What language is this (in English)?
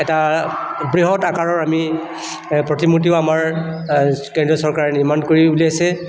Assamese